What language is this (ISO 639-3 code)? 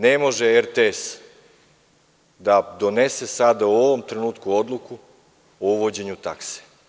srp